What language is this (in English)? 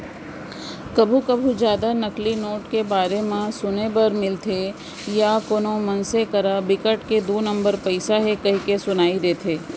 Chhattisgarhi